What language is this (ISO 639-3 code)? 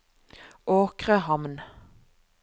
nor